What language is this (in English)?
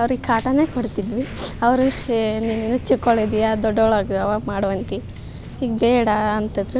Kannada